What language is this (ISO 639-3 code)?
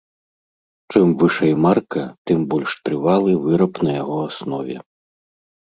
bel